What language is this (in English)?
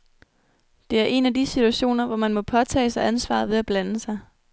Danish